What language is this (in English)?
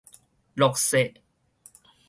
Min Nan Chinese